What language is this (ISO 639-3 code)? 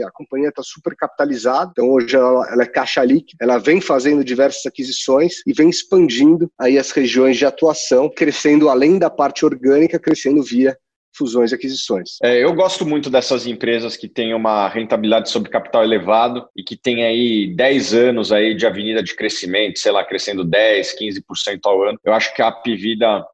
por